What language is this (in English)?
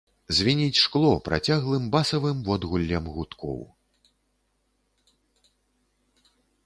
Belarusian